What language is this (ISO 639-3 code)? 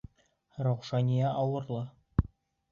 bak